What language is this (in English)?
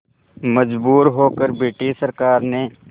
Hindi